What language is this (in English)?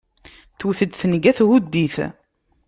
Kabyle